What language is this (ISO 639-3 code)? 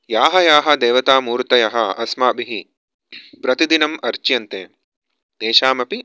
san